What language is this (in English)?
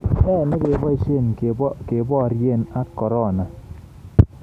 Kalenjin